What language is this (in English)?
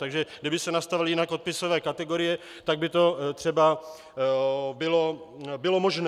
Czech